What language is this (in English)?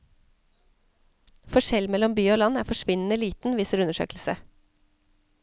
Norwegian